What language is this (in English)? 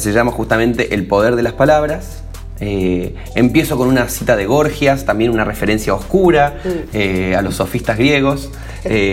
Spanish